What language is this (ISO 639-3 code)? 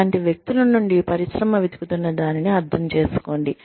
tel